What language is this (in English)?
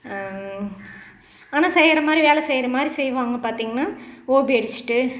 Tamil